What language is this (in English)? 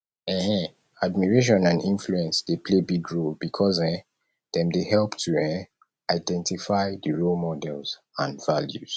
Nigerian Pidgin